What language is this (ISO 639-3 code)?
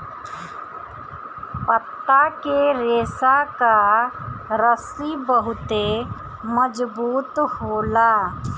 bho